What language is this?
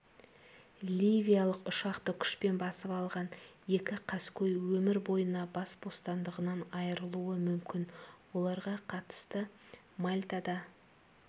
Kazakh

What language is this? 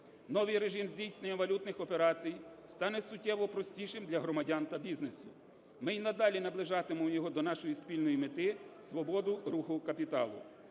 Ukrainian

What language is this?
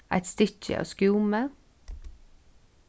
Faroese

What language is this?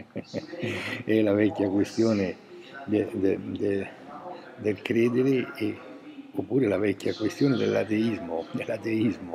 Italian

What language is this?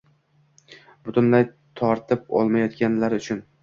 Uzbek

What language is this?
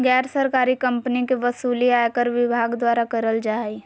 Magahi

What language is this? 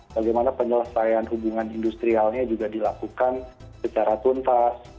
Indonesian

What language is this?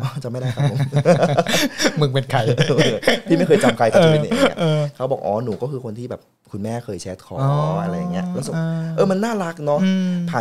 Thai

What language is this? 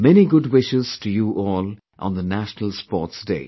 English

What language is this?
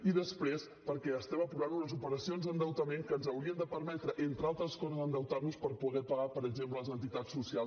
Catalan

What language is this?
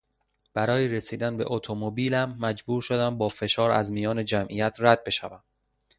Persian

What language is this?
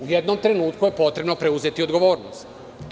Serbian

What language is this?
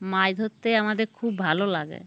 Bangla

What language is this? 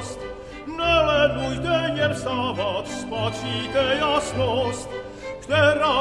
Czech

